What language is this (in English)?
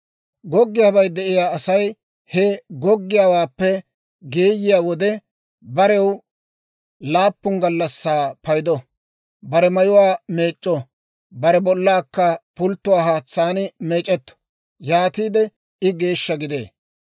Dawro